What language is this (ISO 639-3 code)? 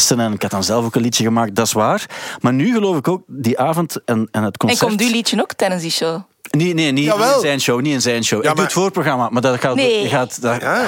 nld